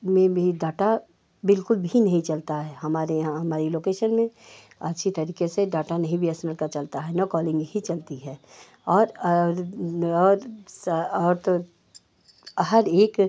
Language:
Hindi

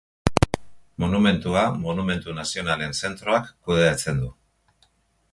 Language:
Basque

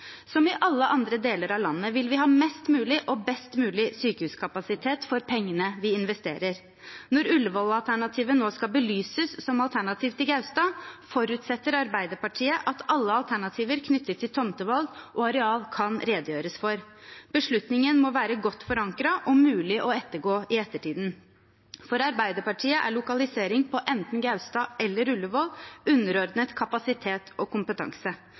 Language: Norwegian Bokmål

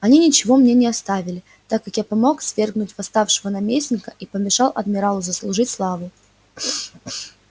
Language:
Russian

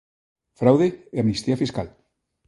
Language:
Galician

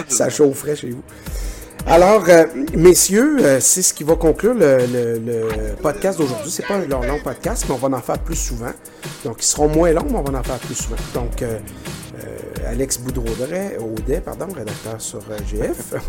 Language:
French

